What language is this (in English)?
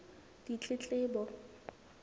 Southern Sotho